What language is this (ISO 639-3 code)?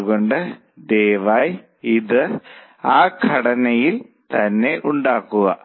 mal